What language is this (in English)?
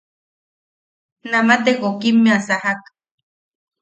Yaqui